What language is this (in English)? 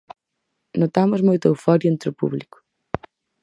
Galician